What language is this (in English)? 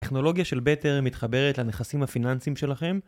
Hebrew